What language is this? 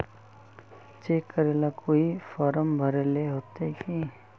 Magahi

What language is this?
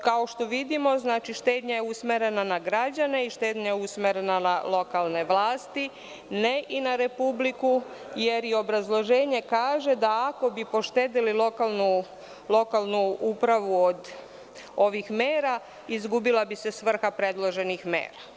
Serbian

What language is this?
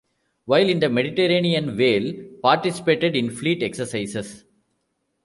English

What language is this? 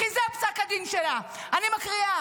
Hebrew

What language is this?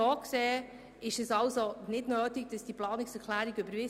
Swiss German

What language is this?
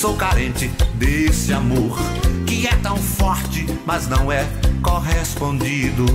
Portuguese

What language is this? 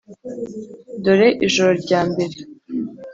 Kinyarwanda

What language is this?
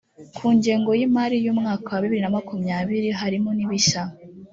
Kinyarwanda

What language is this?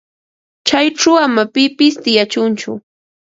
Ambo-Pasco Quechua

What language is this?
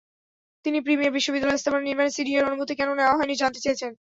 Bangla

